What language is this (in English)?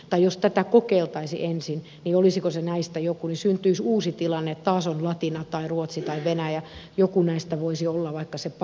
Finnish